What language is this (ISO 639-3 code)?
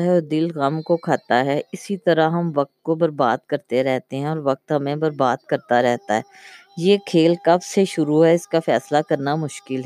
urd